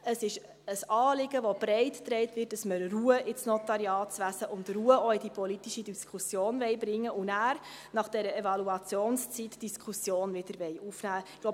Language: Swiss German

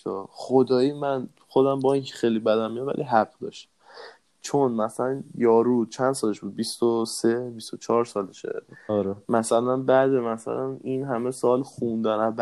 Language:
Persian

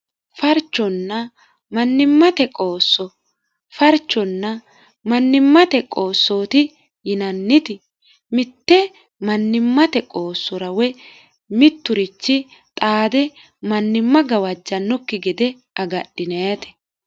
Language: Sidamo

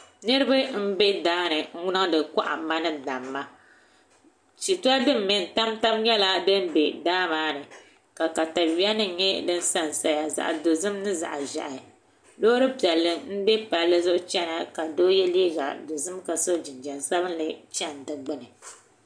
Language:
Dagbani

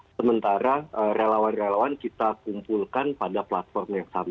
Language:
Indonesian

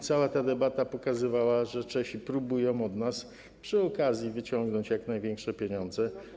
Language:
Polish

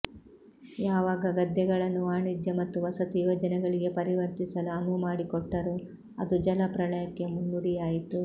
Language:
Kannada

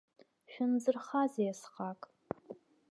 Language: Abkhazian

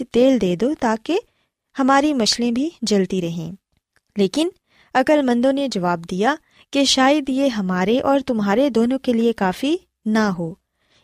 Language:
Urdu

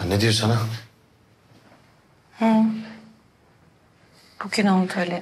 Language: Turkish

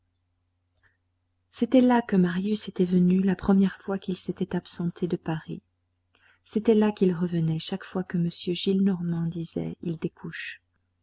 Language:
French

